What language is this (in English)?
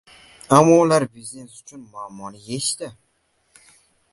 Uzbek